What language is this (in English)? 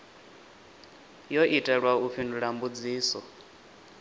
Venda